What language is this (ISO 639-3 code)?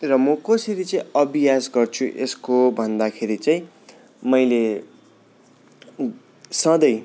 nep